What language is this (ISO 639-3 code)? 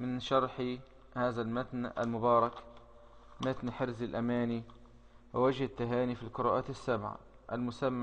ara